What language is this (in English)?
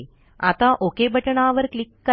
Marathi